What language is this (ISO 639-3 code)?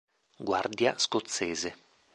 ita